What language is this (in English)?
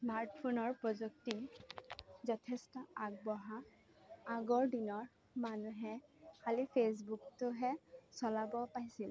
Assamese